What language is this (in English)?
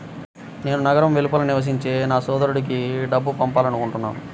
Telugu